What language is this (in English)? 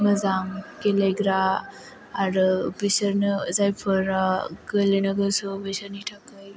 Bodo